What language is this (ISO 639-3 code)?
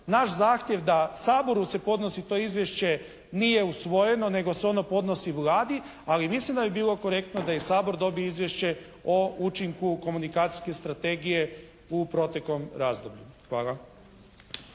hrv